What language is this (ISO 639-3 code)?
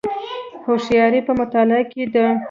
pus